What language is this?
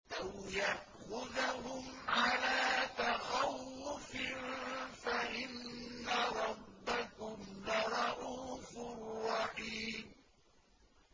Arabic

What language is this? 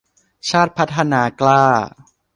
Thai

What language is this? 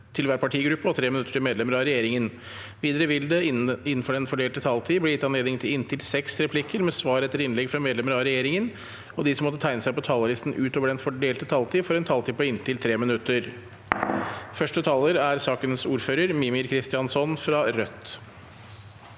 Norwegian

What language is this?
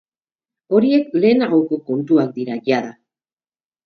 Basque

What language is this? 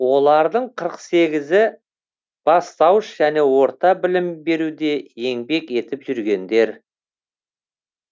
Kazakh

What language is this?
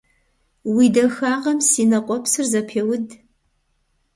Kabardian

